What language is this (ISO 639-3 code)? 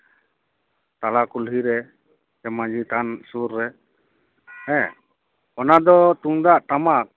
sat